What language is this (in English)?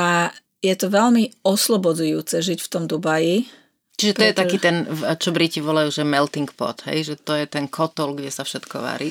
Slovak